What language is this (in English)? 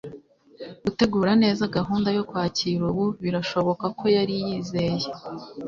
Kinyarwanda